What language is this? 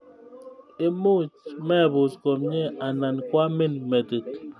Kalenjin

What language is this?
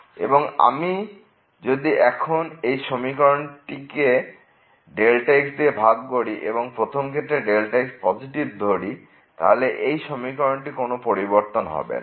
Bangla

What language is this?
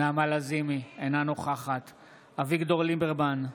Hebrew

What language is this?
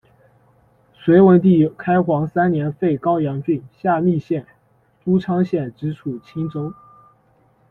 Chinese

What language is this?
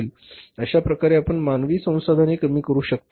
Marathi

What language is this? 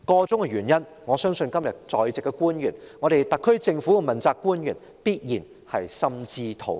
Cantonese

